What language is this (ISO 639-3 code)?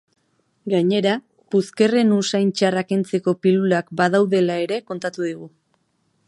eus